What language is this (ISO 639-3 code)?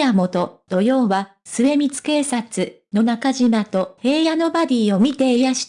jpn